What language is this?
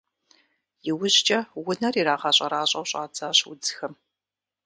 Kabardian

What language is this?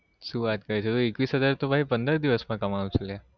Gujarati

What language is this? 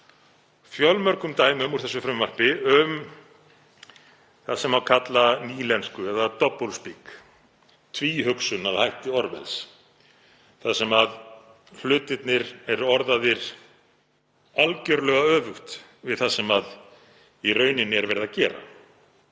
Icelandic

